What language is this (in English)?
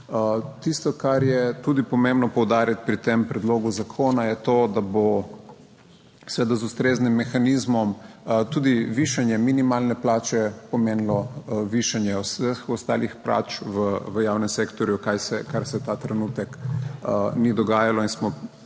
Slovenian